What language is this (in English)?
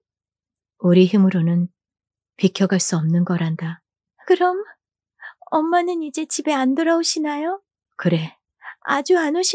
Korean